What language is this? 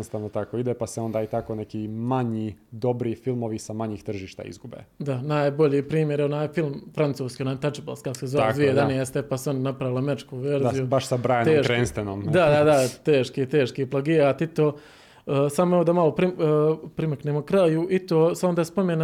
Croatian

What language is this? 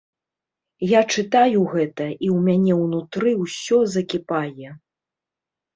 Belarusian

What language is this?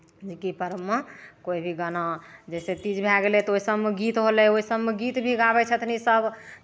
Maithili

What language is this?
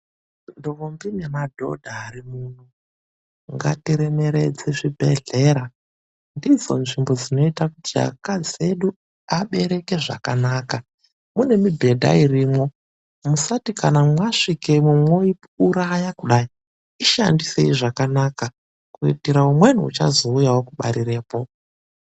Ndau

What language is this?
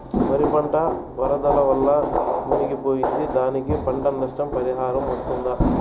Telugu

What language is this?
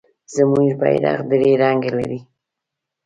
Pashto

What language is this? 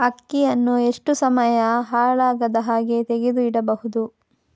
Kannada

